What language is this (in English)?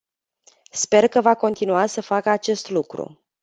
Romanian